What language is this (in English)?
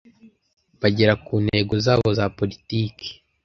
Kinyarwanda